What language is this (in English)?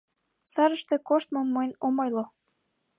Mari